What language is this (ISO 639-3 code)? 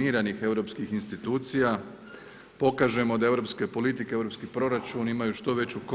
hrv